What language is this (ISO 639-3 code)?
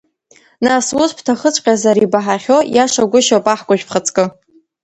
abk